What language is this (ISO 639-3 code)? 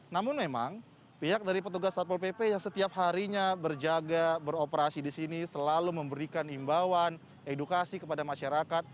ind